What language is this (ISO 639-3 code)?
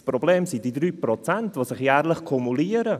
gsw